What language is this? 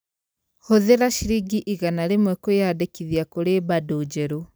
Kikuyu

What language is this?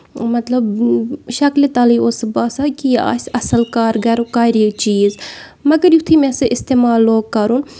Kashmiri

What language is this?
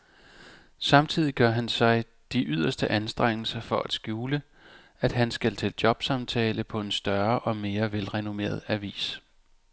Danish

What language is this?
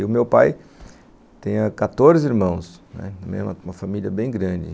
Portuguese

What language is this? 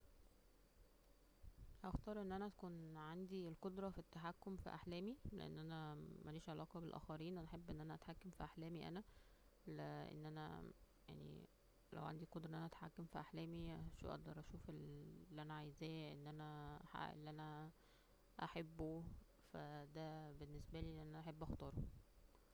Egyptian Arabic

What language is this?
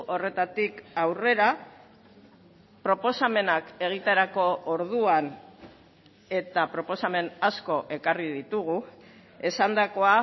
Basque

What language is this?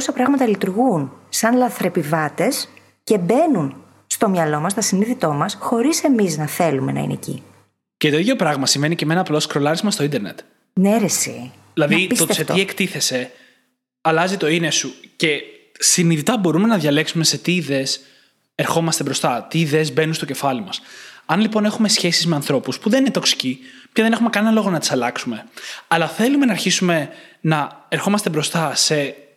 Greek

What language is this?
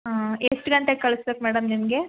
Kannada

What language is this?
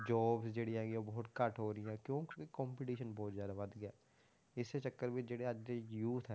Punjabi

